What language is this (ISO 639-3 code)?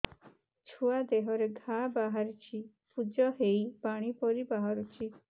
ori